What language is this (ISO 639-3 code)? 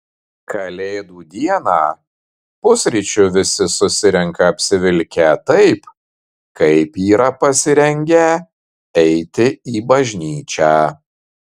lit